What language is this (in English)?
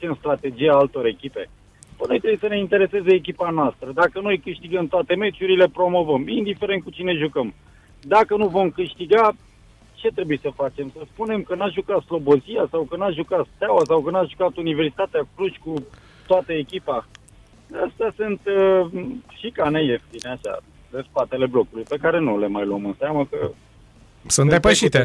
Romanian